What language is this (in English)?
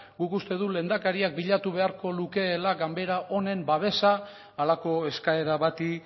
Basque